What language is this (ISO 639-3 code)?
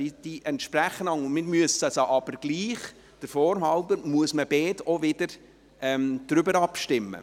gsw